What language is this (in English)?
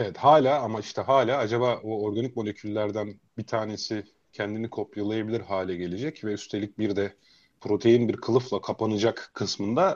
Turkish